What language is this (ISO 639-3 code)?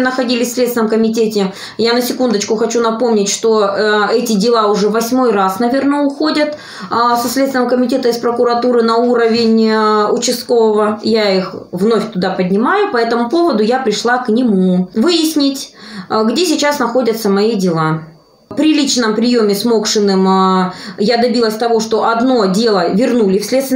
rus